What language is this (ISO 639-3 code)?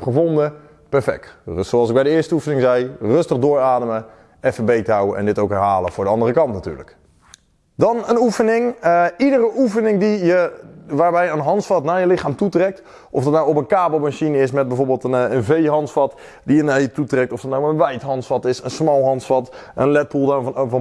nld